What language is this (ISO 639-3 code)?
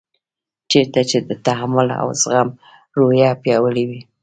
pus